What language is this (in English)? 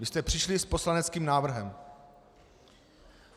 Czech